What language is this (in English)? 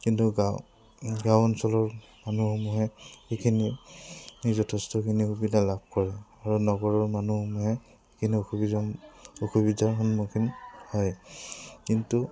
Assamese